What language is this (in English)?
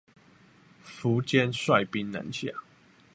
Chinese